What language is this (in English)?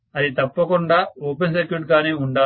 Telugu